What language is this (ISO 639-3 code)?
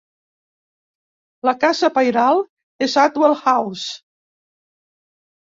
cat